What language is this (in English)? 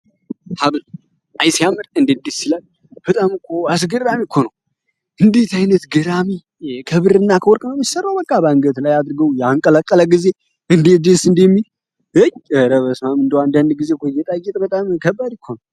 Amharic